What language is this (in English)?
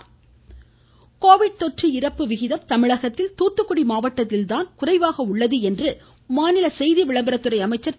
Tamil